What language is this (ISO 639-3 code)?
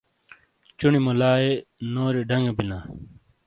scl